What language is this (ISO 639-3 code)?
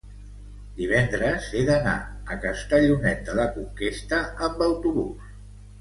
cat